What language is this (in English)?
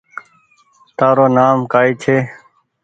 Goaria